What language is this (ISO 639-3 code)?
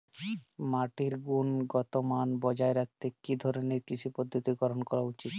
ben